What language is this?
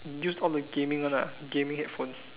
English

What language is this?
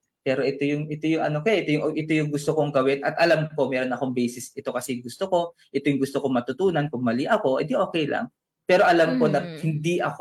Filipino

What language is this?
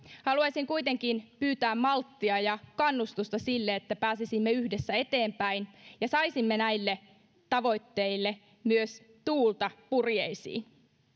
Finnish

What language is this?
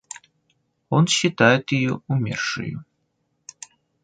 Russian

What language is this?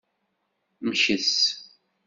Kabyle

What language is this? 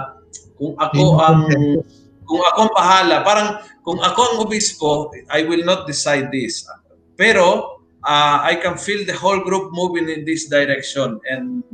Filipino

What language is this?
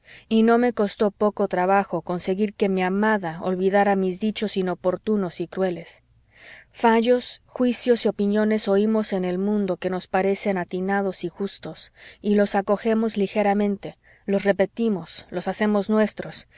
Spanish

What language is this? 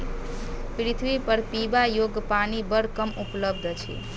Maithili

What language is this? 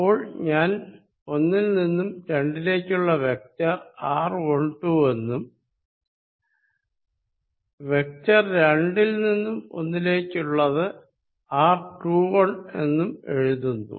Malayalam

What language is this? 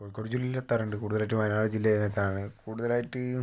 Malayalam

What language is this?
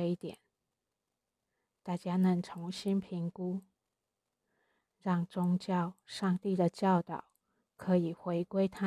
Chinese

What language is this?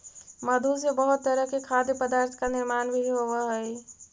Magahi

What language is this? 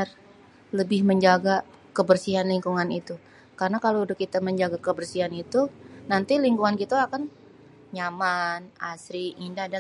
Betawi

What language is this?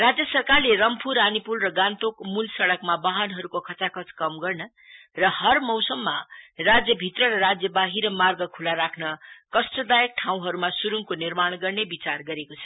Nepali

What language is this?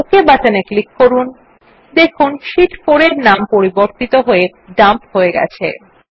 Bangla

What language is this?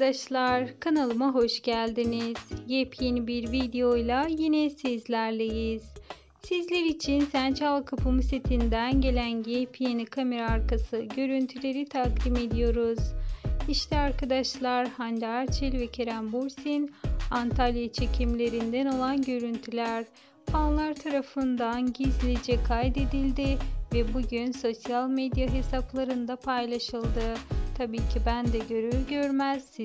Turkish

